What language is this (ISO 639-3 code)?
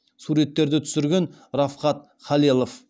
kaz